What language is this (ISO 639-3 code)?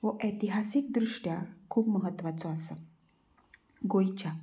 kok